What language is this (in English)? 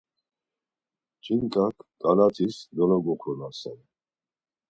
Laz